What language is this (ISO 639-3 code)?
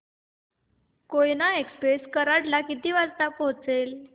mar